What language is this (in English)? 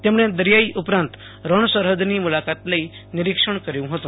Gujarati